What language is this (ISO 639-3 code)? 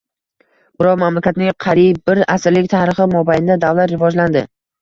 uzb